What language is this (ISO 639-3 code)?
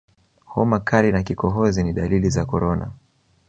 swa